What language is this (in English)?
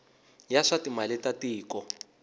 Tsonga